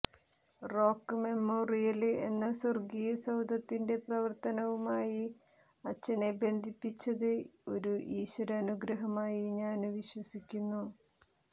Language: Malayalam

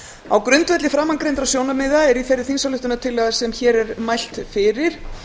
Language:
Icelandic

